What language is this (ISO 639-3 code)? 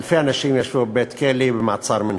heb